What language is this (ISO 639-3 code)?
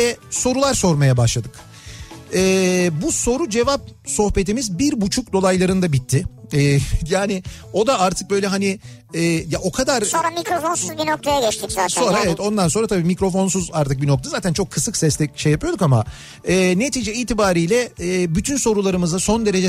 tur